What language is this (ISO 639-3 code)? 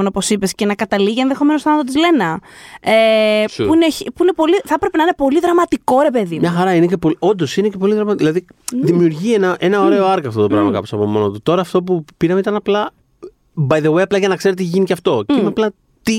ell